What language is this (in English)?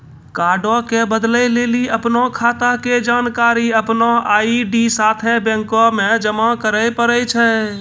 Maithili